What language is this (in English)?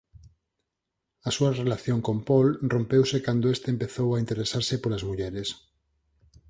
Galician